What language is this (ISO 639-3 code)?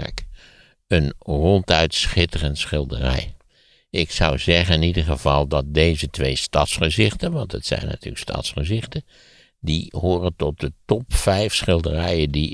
nld